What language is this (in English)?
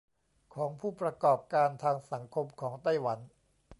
Thai